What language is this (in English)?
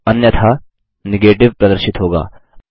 Hindi